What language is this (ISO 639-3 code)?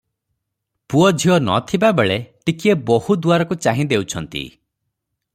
ori